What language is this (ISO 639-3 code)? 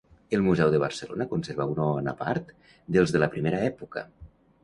cat